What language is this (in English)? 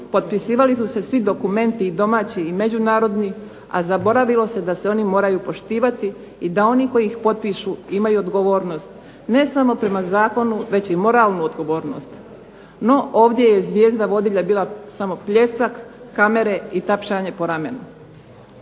Croatian